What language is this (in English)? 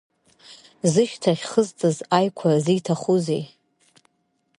Abkhazian